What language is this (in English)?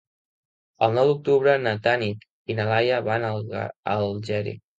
Catalan